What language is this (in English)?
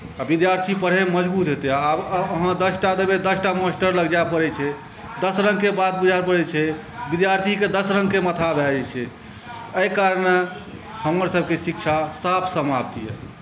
Maithili